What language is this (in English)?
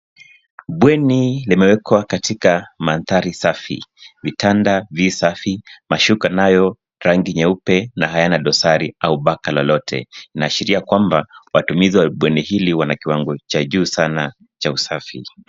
Swahili